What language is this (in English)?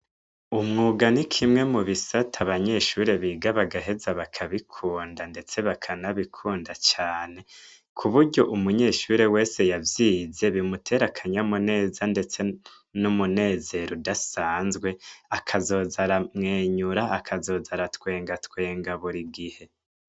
Rundi